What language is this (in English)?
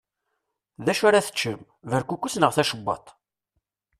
Kabyle